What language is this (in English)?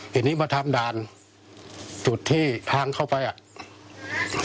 Thai